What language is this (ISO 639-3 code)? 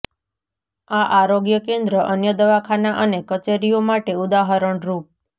guj